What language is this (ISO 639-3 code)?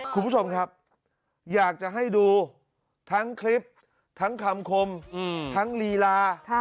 tha